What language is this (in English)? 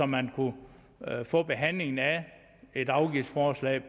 Danish